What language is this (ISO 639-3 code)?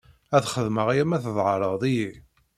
kab